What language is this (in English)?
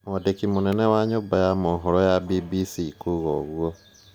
Kikuyu